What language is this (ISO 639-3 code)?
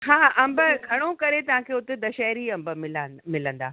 snd